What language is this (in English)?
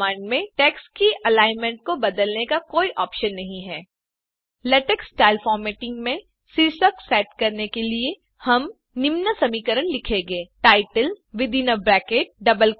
Hindi